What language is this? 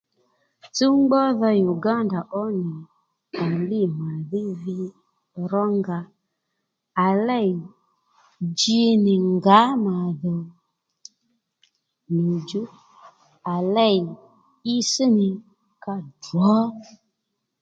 Lendu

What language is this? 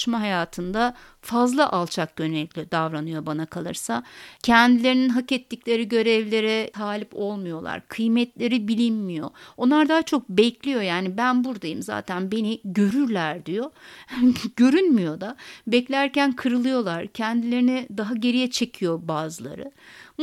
Turkish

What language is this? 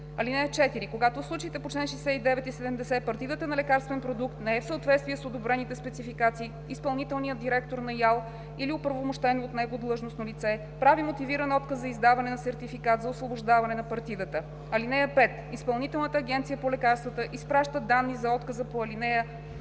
Bulgarian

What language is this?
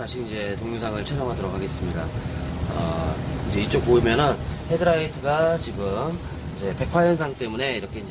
Korean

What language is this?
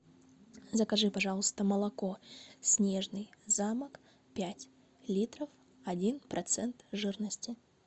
Russian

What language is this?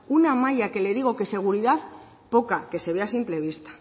Spanish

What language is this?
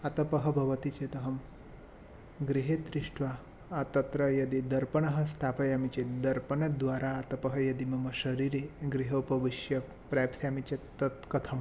Sanskrit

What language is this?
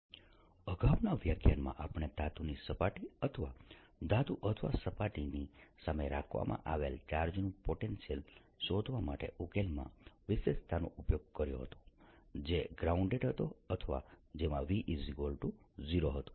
Gujarati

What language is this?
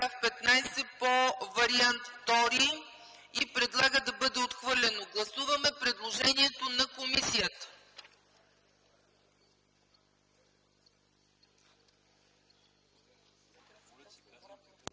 Bulgarian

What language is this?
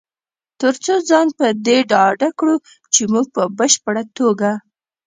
Pashto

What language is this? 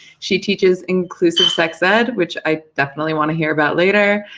English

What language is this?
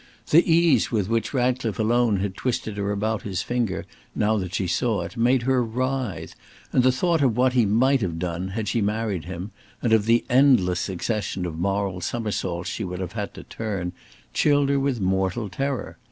English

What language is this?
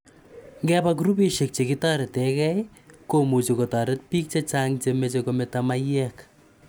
Kalenjin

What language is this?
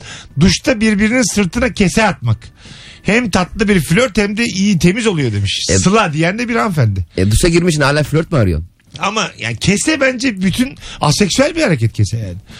Turkish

